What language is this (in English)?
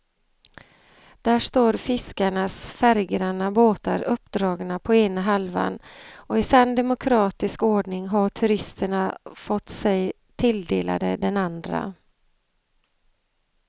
Swedish